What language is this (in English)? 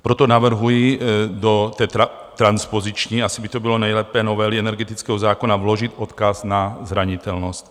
Czech